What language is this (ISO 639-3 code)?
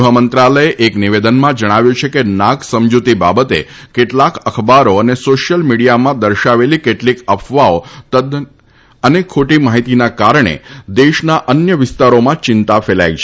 guj